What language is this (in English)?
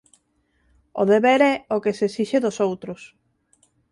Galician